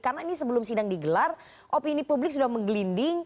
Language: Indonesian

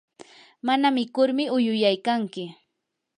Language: Yanahuanca Pasco Quechua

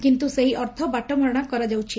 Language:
Odia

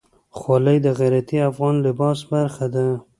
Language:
Pashto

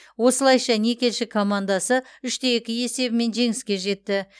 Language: Kazakh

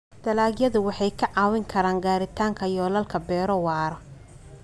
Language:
Somali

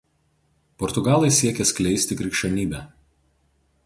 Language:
Lithuanian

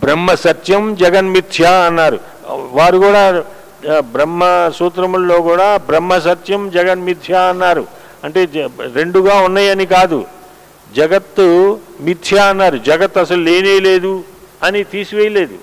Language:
Telugu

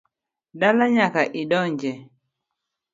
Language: Luo (Kenya and Tanzania)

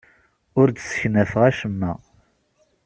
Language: Kabyle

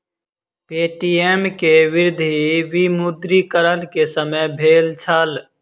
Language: Maithili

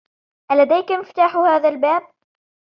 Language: Arabic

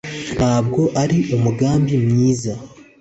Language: Kinyarwanda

